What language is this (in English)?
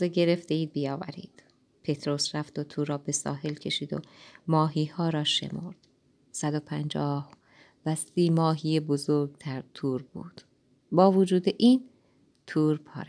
Persian